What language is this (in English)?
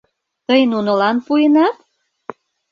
Mari